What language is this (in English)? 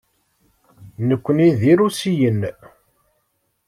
Kabyle